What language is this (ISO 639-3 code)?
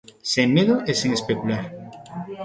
glg